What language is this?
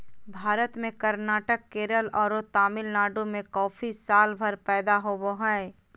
Magahi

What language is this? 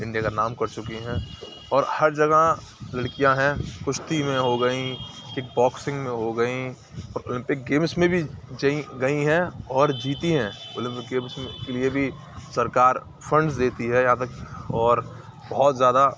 Urdu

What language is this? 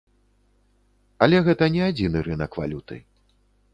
Belarusian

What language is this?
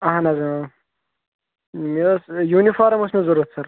Kashmiri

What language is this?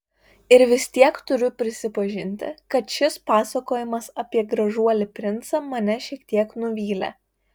Lithuanian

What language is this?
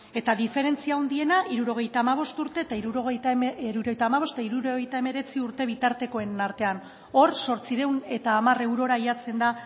Basque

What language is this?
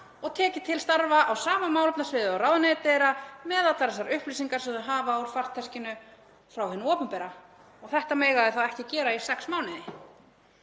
Icelandic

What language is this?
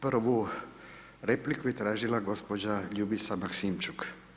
Croatian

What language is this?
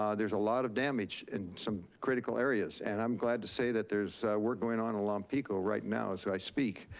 English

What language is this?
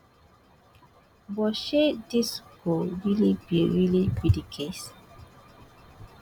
Nigerian Pidgin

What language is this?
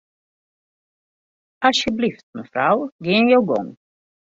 Western Frisian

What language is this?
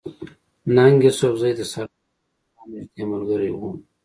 Pashto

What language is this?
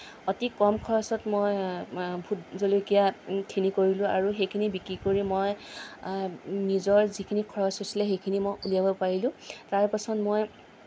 Assamese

